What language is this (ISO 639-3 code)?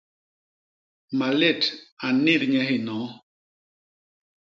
bas